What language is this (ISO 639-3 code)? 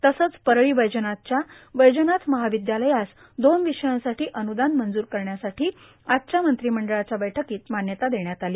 mar